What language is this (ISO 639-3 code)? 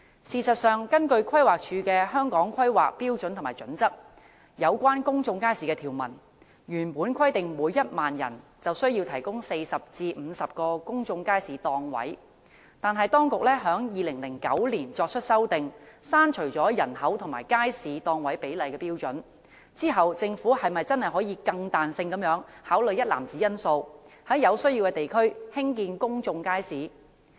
yue